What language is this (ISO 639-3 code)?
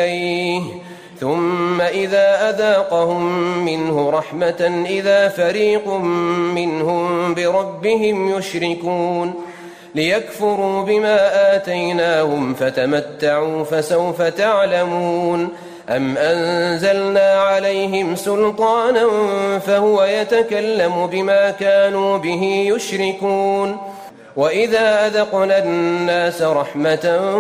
ara